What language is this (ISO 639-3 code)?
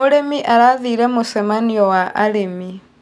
kik